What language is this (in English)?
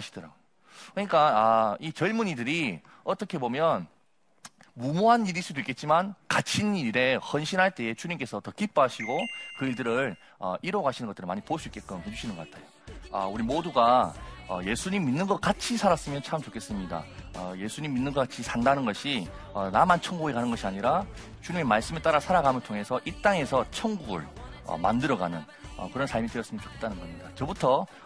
Korean